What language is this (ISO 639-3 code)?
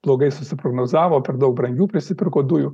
lit